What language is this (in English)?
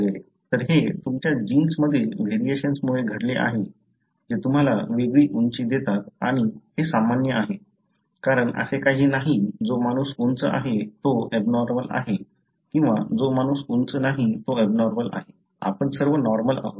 Marathi